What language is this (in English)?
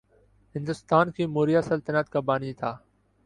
Urdu